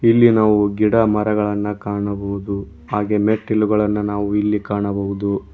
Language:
Kannada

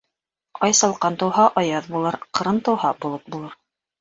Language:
Bashkir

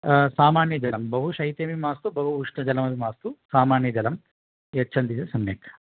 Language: Sanskrit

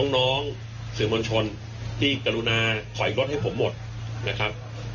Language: Thai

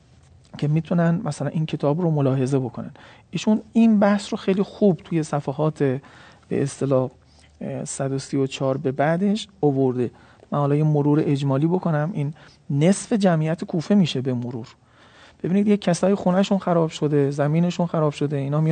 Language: Persian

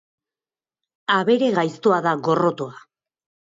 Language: Basque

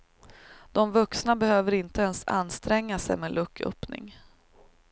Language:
Swedish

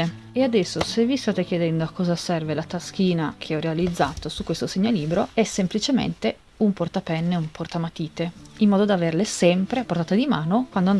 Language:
Italian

